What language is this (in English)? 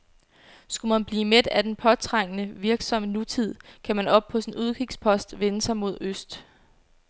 Danish